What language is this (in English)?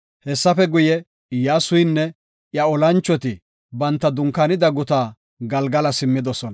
Gofa